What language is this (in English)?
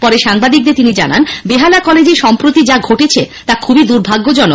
Bangla